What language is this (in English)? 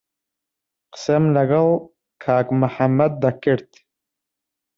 Central Kurdish